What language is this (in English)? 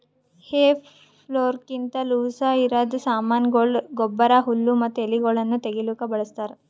Kannada